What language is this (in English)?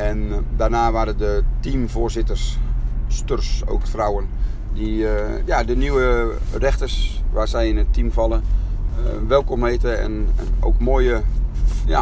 Dutch